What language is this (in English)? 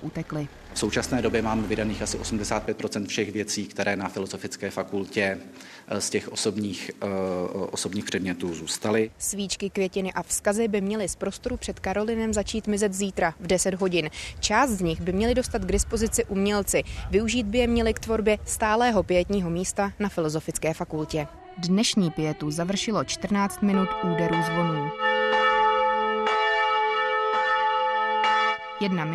Czech